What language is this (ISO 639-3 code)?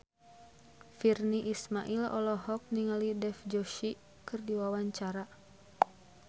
sun